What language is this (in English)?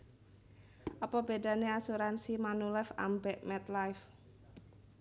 Javanese